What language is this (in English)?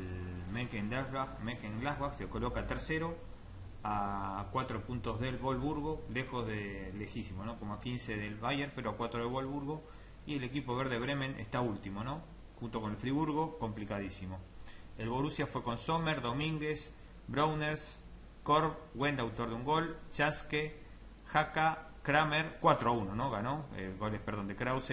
Spanish